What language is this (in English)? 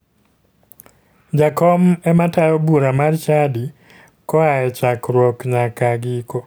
Luo (Kenya and Tanzania)